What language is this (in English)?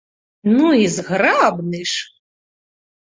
Belarusian